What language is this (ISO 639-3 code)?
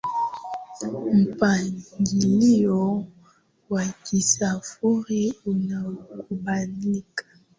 swa